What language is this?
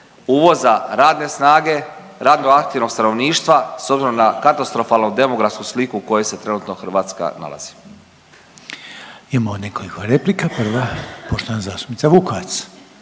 Croatian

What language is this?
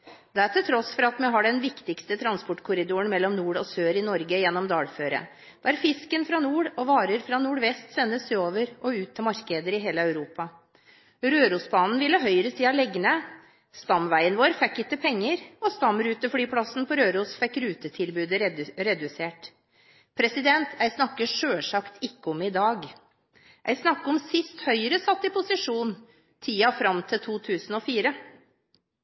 Norwegian Bokmål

